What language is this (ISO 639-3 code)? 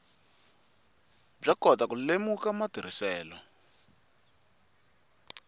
tso